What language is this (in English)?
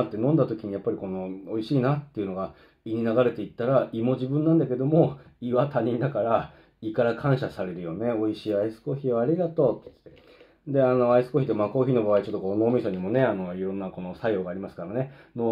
Japanese